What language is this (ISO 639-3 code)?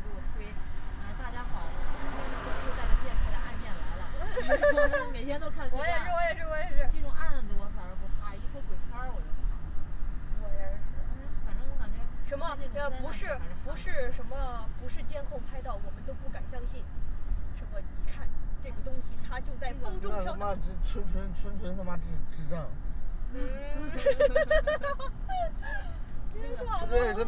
zho